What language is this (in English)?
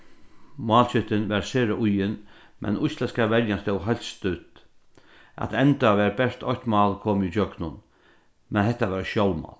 Faroese